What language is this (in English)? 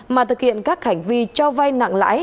Vietnamese